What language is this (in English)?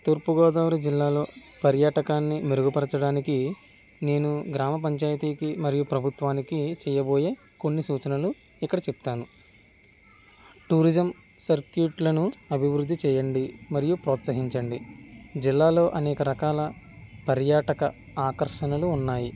Telugu